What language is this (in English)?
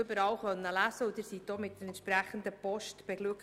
Swiss German